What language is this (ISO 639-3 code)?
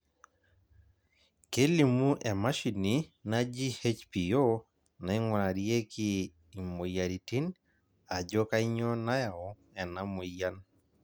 mas